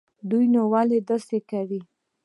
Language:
Pashto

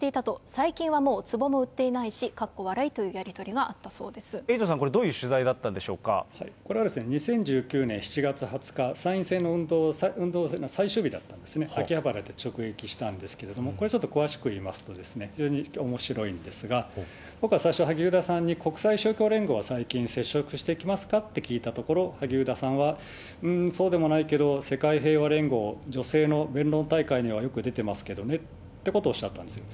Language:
Japanese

